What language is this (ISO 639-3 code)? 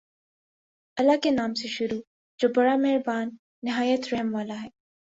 urd